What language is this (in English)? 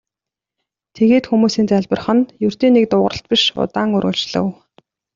Mongolian